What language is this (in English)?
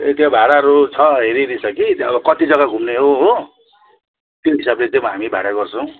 Nepali